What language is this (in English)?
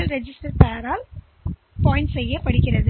Tamil